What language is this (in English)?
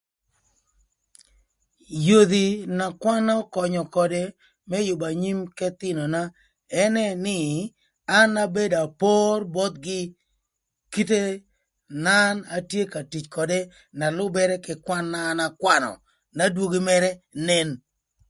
Thur